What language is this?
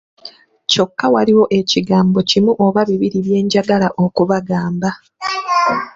Ganda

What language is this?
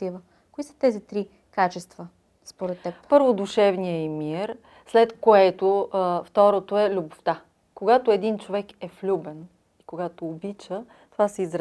Bulgarian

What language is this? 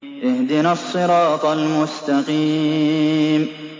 Arabic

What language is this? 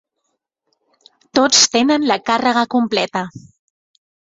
Catalan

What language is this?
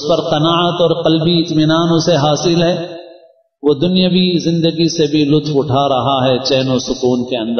Arabic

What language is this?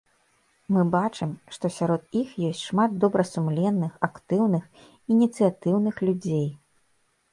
Belarusian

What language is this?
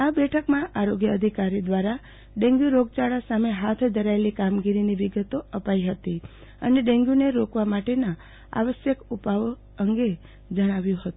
Gujarati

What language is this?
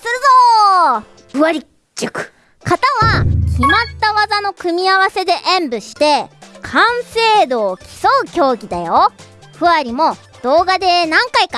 Japanese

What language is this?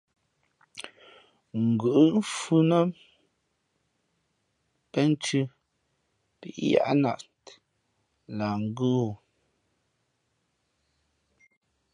Fe'fe'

